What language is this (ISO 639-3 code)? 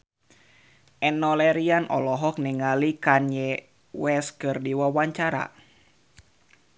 sun